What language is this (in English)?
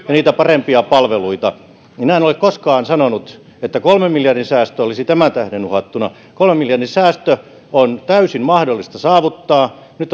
Finnish